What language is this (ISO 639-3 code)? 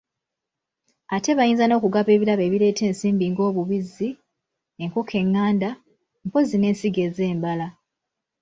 lug